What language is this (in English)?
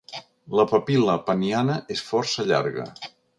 Catalan